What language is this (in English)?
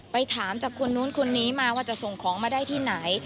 Thai